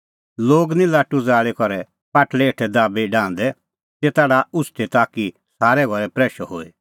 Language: Kullu Pahari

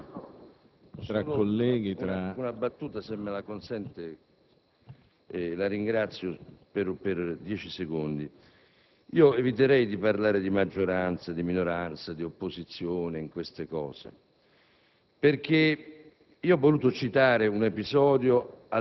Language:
Italian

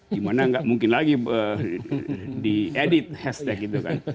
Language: Indonesian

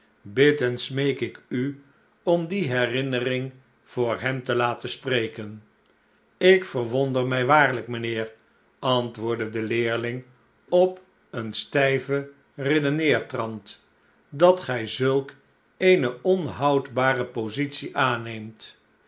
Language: Dutch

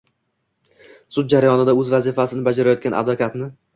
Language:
Uzbek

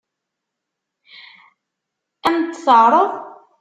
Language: Kabyle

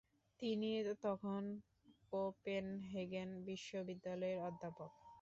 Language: Bangla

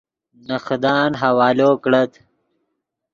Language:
Yidgha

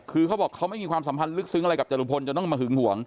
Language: Thai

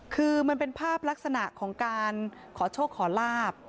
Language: Thai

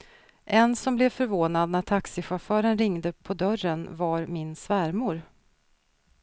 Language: Swedish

